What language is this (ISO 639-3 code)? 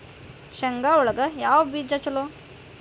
kan